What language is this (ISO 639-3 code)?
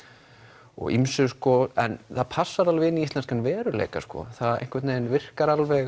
isl